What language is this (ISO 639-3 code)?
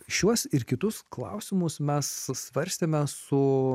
lit